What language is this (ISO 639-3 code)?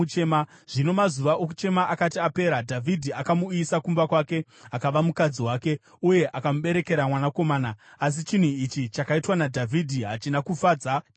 sna